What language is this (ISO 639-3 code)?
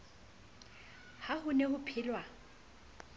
sot